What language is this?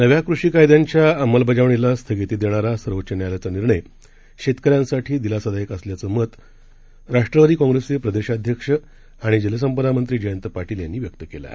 Marathi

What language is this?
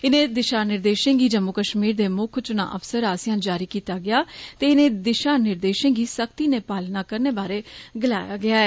Dogri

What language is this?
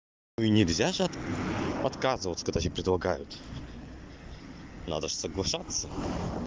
Russian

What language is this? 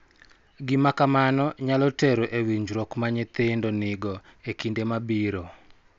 Luo (Kenya and Tanzania)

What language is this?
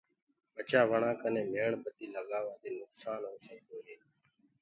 Gurgula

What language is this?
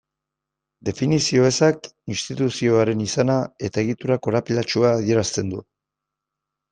Basque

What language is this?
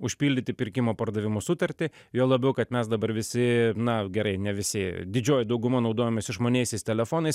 Lithuanian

